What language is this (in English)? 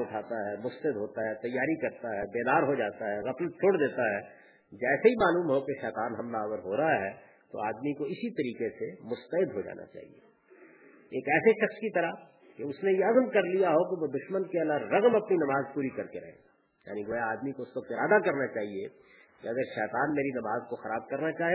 Urdu